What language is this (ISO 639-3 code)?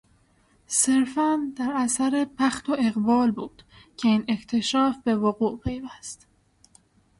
fas